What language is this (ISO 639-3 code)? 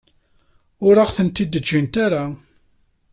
kab